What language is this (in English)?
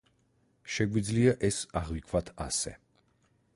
Georgian